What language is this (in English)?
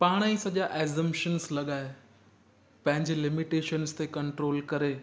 Sindhi